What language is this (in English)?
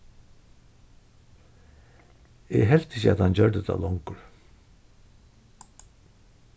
Faroese